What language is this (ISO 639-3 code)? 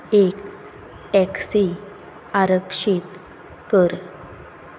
kok